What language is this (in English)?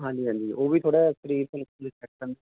Punjabi